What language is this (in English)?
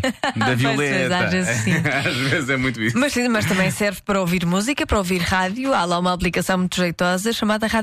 Portuguese